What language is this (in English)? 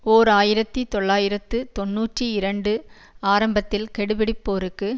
Tamil